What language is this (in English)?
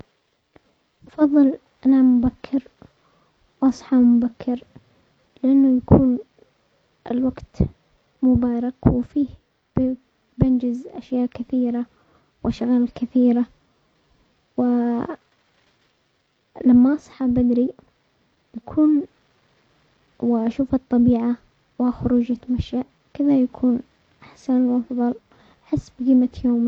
Omani Arabic